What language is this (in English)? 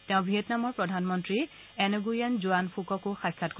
Assamese